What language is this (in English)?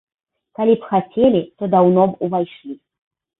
Belarusian